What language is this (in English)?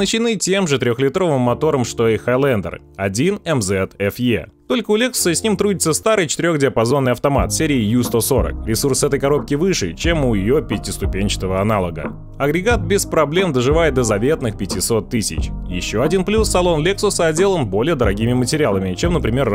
Russian